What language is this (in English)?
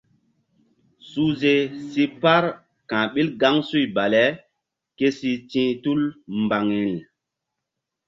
Mbum